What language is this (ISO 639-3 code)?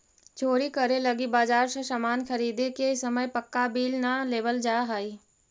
mag